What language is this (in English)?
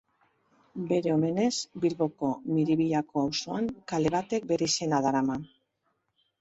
Basque